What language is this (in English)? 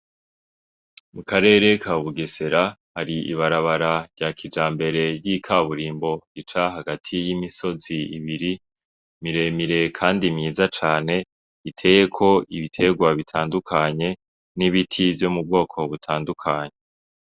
Rundi